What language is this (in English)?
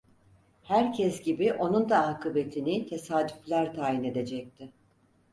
Turkish